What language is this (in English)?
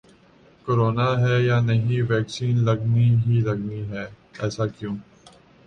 Urdu